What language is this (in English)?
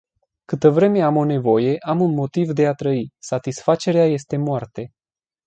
Romanian